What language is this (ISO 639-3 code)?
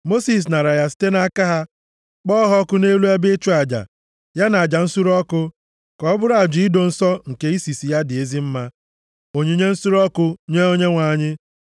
ibo